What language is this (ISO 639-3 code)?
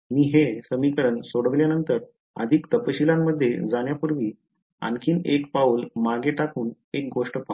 mar